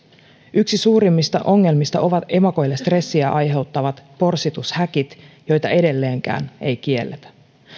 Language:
Finnish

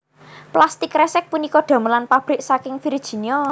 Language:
Javanese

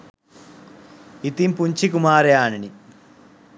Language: Sinhala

